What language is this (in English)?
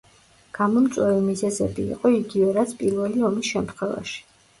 Georgian